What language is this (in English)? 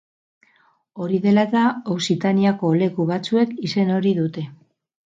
Basque